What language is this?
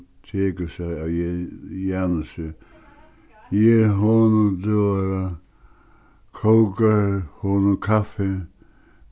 Faroese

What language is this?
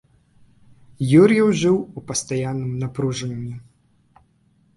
Belarusian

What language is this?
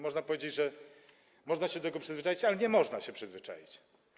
Polish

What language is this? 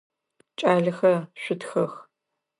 Adyghe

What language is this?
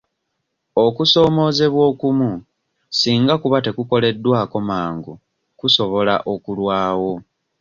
Ganda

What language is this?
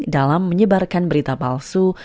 Indonesian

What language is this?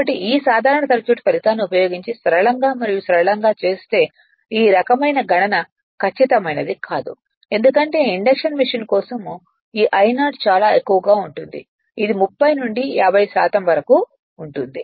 Telugu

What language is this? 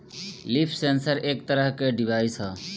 Bhojpuri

